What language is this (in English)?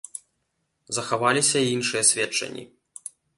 Belarusian